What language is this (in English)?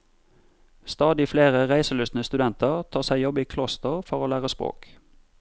Norwegian